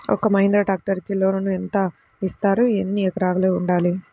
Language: Telugu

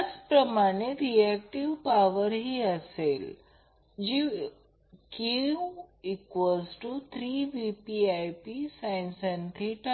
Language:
Marathi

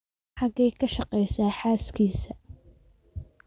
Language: Somali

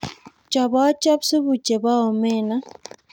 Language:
Kalenjin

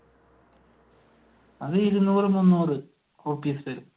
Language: Malayalam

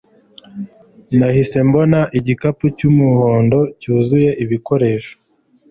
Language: Kinyarwanda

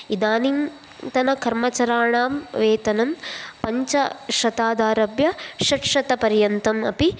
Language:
Sanskrit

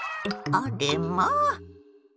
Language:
Japanese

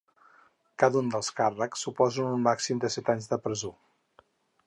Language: Catalan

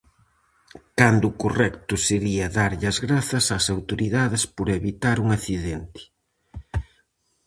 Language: Galician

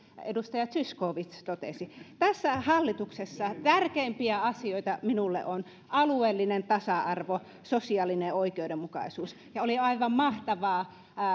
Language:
Finnish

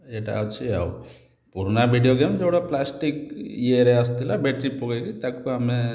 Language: Odia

